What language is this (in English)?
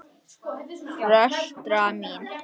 Icelandic